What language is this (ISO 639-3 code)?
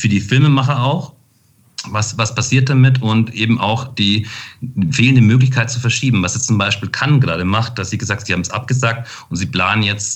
deu